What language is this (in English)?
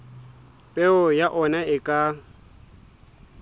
Southern Sotho